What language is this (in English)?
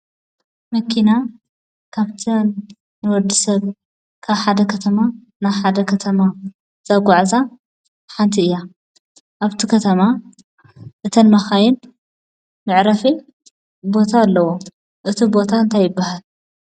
Tigrinya